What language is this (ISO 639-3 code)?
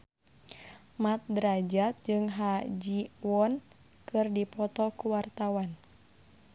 sun